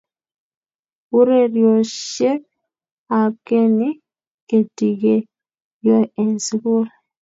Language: Kalenjin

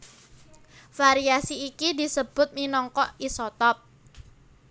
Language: Javanese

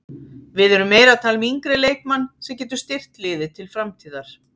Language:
Icelandic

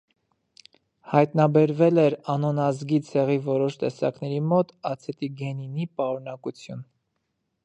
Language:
Armenian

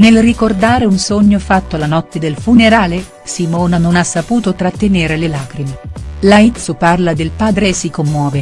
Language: Italian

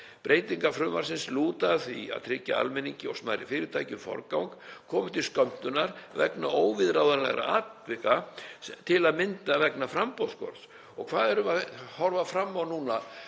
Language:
Icelandic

